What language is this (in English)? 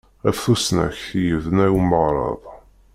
Kabyle